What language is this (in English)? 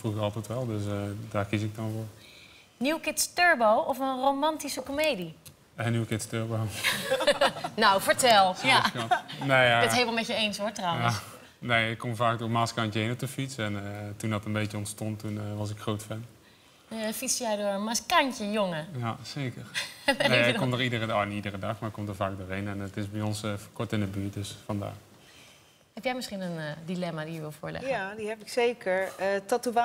Dutch